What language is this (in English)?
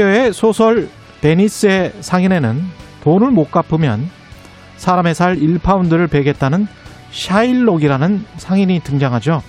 Korean